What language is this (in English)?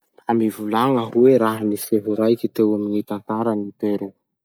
Masikoro Malagasy